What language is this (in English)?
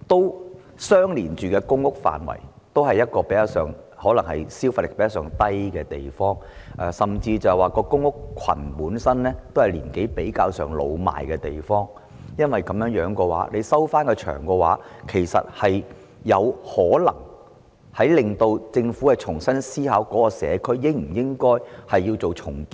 Cantonese